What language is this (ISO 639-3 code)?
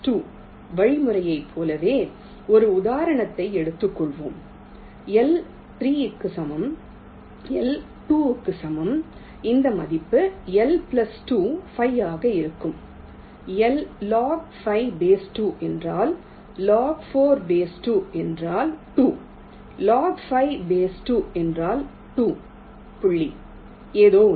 tam